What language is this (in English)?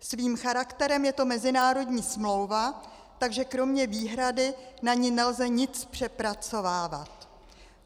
Czech